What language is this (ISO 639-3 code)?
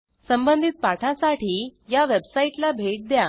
mar